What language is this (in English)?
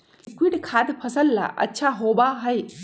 Magahi